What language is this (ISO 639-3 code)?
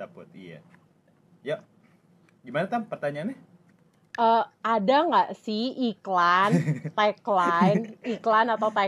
ind